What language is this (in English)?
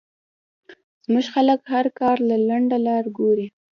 Pashto